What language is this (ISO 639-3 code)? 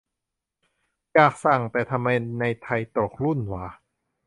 tha